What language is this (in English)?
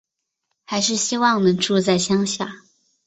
Chinese